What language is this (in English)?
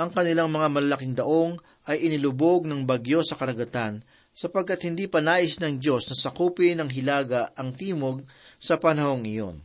Filipino